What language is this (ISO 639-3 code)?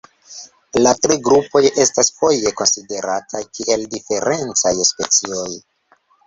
epo